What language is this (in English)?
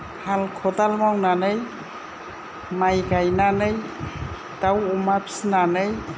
Bodo